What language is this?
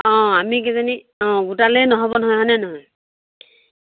Assamese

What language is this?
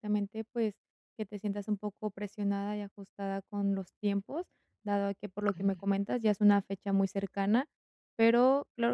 Spanish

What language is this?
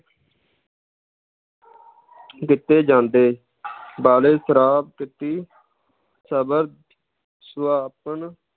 Punjabi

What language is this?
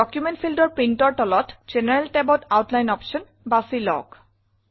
Assamese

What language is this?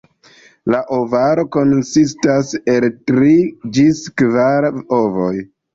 Esperanto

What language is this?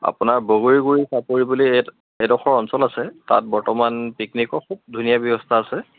Assamese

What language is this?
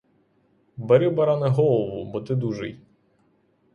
Ukrainian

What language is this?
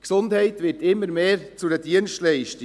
Swiss German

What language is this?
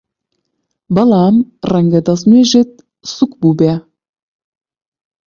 Central Kurdish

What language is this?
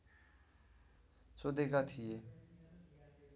Nepali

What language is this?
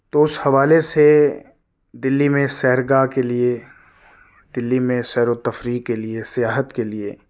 Urdu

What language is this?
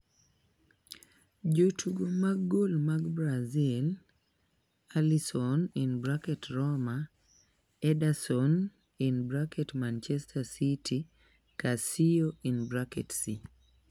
Luo (Kenya and Tanzania)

